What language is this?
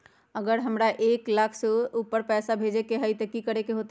Magahi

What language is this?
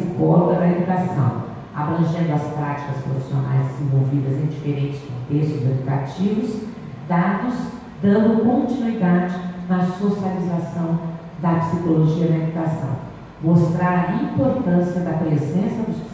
Portuguese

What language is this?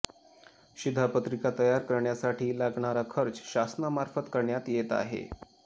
Marathi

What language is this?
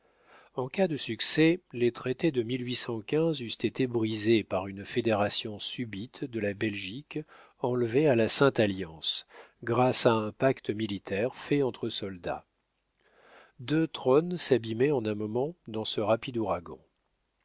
French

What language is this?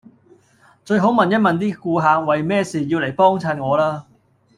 Cantonese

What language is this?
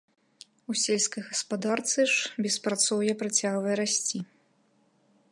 Belarusian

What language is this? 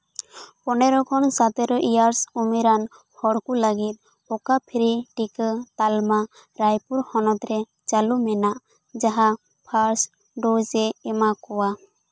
Santali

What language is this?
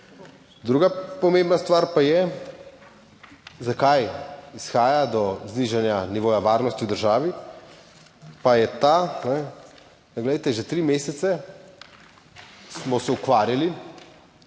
Slovenian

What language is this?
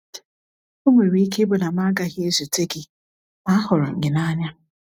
Igbo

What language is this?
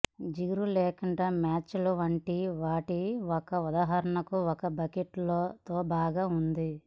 Telugu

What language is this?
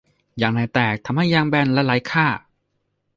Thai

